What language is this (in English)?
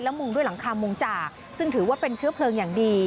Thai